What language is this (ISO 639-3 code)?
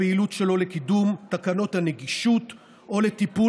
heb